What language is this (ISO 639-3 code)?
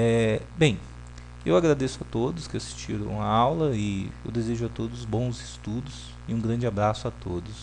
por